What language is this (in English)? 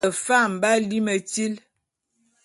Bulu